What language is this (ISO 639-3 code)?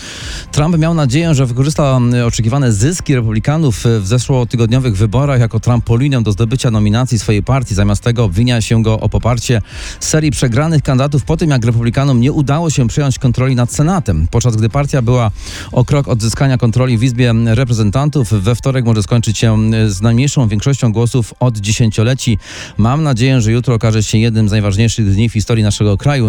pol